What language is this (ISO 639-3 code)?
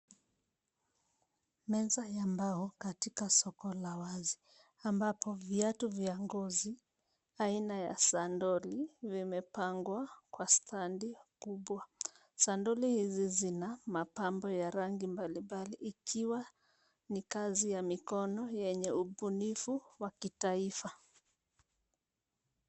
swa